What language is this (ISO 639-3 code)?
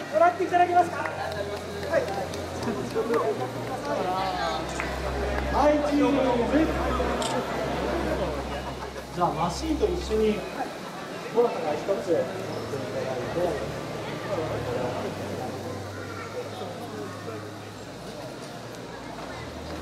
jpn